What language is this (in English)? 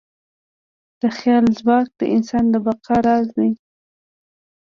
Pashto